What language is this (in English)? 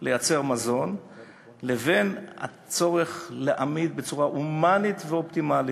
Hebrew